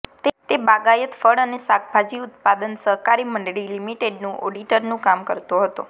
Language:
Gujarati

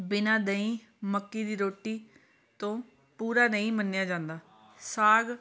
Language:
Punjabi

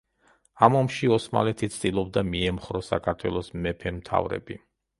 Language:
Georgian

